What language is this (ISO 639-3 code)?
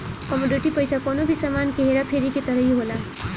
bho